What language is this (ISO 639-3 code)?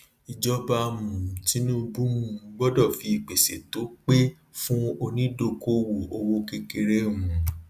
yor